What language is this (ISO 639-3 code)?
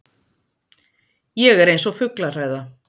isl